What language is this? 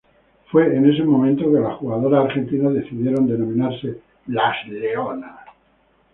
Spanish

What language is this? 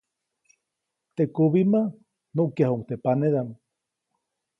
Copainalá Zoque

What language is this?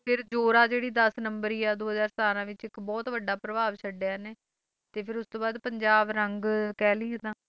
Punjabi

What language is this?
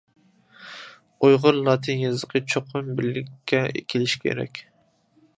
Uyghur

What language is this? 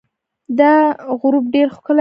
Pashto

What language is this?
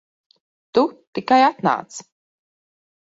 Latvian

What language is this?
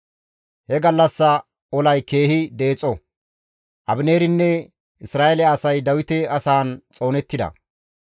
Gamo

